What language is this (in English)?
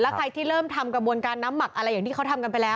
Thai